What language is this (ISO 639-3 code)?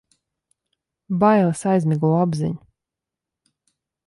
lav